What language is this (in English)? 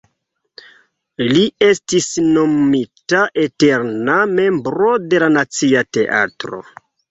Esperanto